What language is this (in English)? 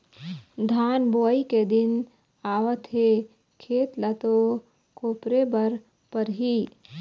Chhattisgarhi